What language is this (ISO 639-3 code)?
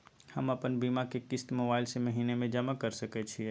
mai